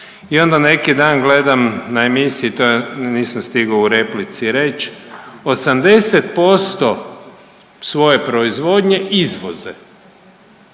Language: Croatian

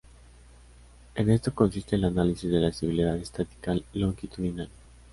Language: Spanish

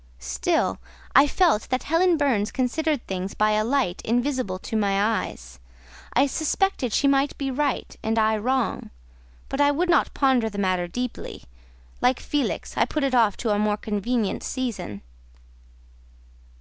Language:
English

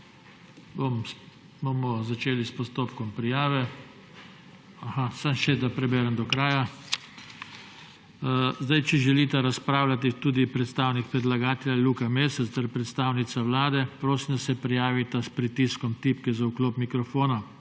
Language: Slovenian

